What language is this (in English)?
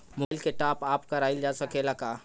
Bhojpuri